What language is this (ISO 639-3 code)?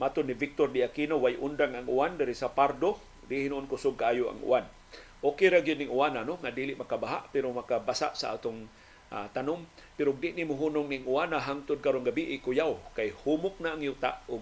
fil